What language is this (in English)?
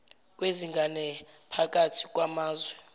Zulu